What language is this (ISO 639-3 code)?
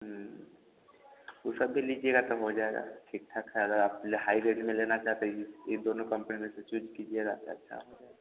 hin